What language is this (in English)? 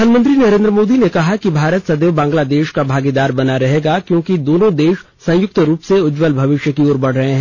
Hindi